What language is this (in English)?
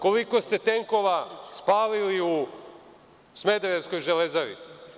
Serbian